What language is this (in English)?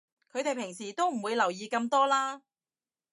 Cantonese